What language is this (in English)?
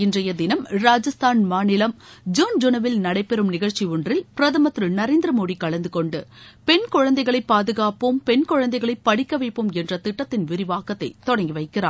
Tamil